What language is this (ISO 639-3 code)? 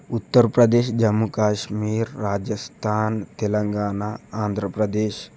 tel